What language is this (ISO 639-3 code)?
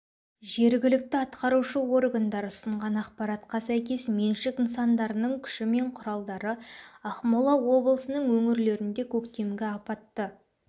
kaz